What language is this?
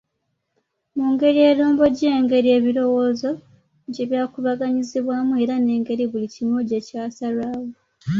Ganda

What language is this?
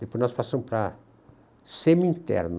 Portuguese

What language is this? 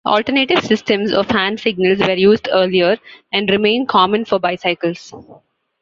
English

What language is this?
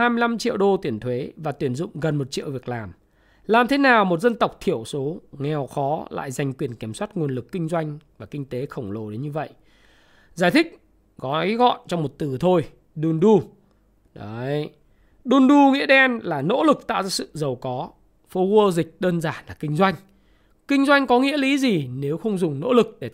Vietnamese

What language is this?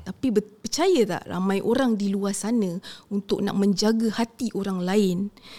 Malay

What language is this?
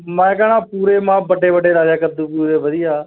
Punjabi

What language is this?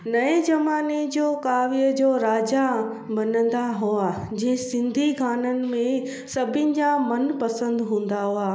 Sindhi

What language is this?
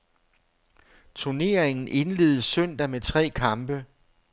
Danish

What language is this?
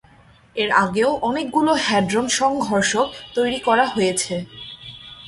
Bangla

